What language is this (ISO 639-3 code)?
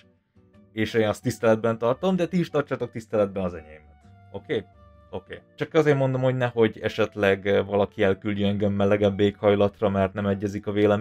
hun